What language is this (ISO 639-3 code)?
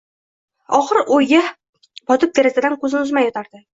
uzb